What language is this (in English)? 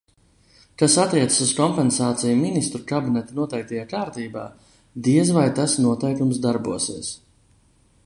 Latvian